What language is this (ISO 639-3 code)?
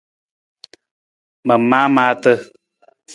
nmz